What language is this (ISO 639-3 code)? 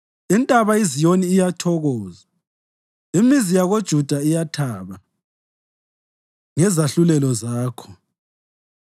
nde